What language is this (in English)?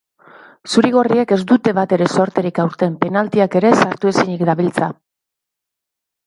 Basque